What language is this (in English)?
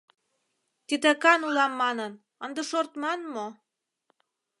Mari